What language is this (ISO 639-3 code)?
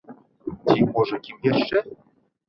bel